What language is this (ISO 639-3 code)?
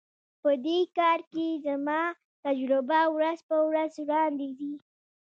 pus